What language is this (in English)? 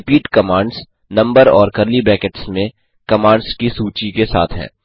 Hindi